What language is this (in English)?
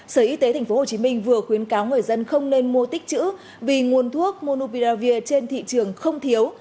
Vietnamese